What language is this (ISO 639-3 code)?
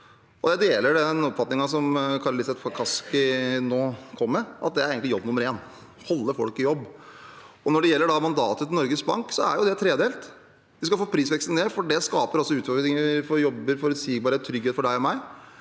nor